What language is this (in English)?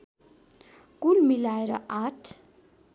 Nepali